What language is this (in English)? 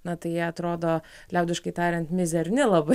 Lithuanian